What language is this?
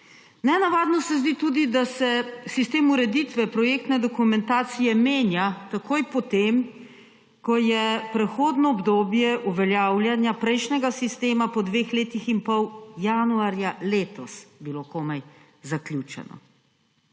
Slovenian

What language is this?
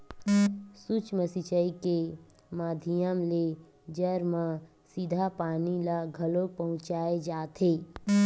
Chhattisgarhi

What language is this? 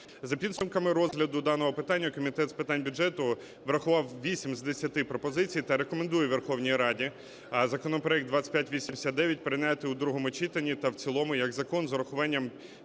Ukrainian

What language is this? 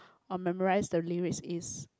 English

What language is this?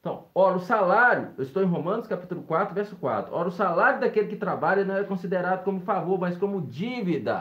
Portuguese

